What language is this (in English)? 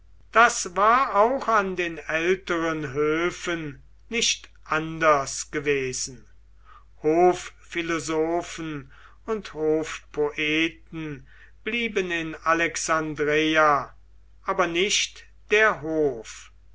German